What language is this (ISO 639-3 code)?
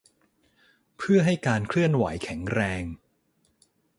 tha